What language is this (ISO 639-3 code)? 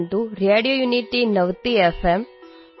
asm